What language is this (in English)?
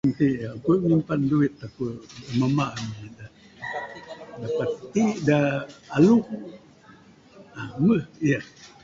Bukar-Sadung Bidayuh